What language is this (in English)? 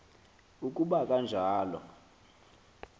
Xhosa